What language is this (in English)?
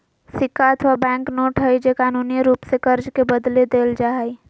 Magahi